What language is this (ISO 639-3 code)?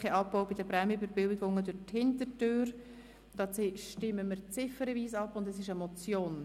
gsw